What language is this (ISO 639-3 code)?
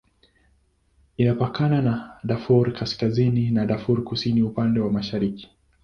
swa